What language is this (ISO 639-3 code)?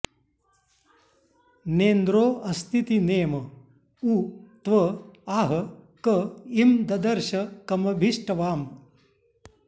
san